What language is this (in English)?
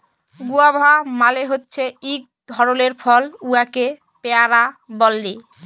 Bangla